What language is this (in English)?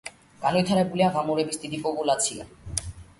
Georgian